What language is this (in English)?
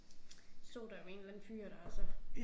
Danish